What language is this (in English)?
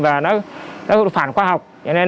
Vietnamese